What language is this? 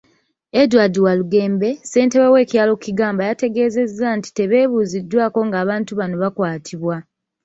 Ganda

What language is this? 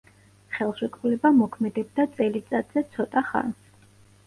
Georgian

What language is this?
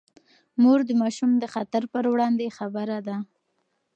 Pashto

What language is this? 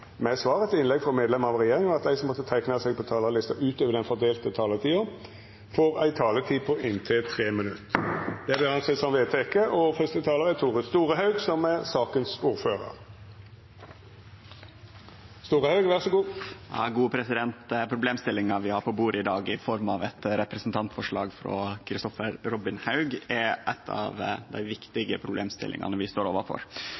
Norwegian Nynorsk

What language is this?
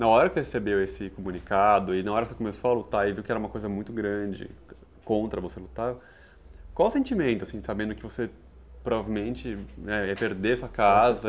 Portuguese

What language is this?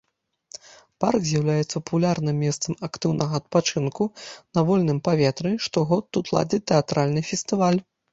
Belarusian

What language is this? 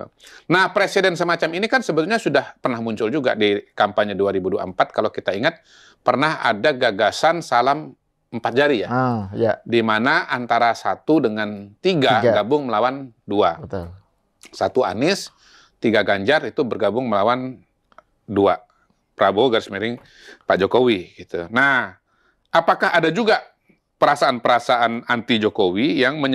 Indonesian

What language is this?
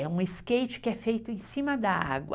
Portuguese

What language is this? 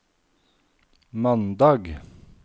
Norwegian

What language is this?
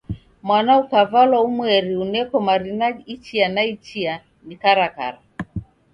Taita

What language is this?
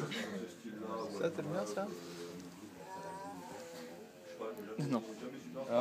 French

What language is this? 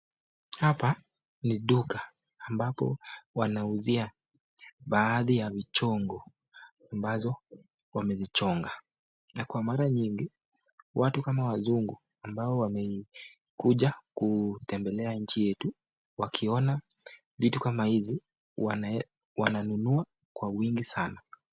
Swahili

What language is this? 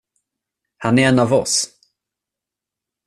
Swedish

